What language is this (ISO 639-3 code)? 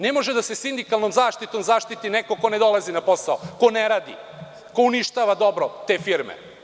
srp